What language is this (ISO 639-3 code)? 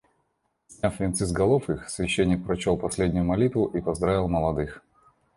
rus